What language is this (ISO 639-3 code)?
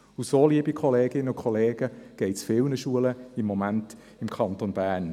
gsw